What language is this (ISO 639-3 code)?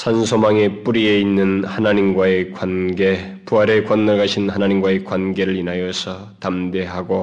kor